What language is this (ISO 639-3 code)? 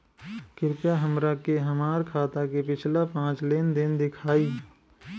bho